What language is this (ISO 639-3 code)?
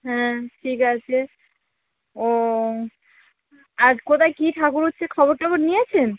ben